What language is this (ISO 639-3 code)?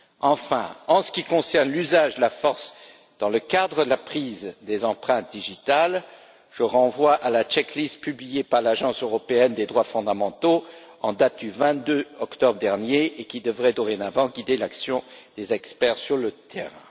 fra